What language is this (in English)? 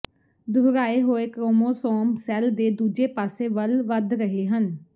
Punjabi